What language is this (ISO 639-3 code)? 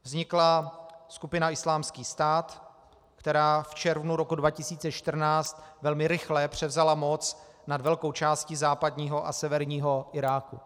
ces